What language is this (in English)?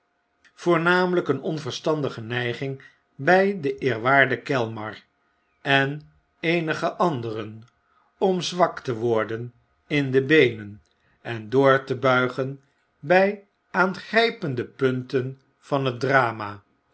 Dutch